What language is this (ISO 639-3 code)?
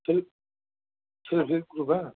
brx